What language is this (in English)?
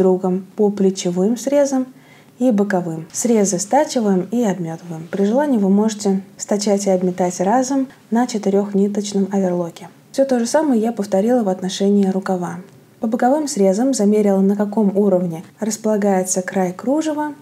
Russian